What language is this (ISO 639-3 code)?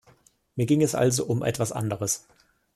deu